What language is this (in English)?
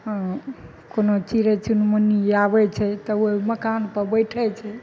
Maithili